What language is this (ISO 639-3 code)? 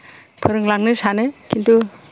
brx